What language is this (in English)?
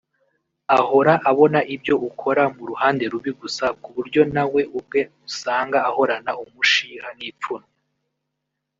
Kinyarwanda